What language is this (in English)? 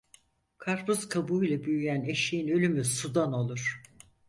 Turkish